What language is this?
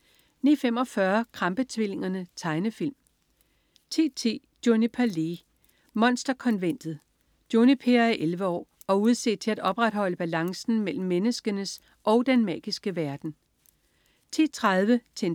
Danish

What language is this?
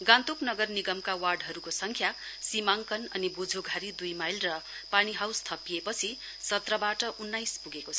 Nepali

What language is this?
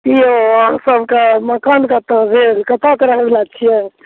Maithili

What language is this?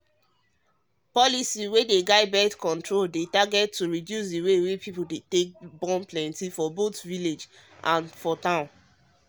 Nigerian Pidgin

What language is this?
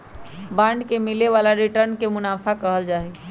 Magahi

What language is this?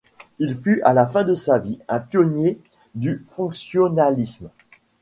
French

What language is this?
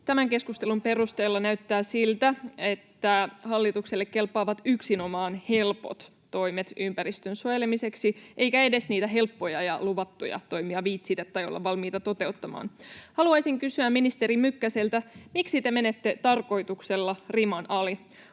Finnish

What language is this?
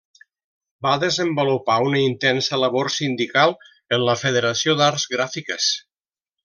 Catalan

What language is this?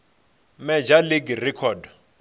Venda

